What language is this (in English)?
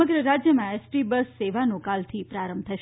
Gujarati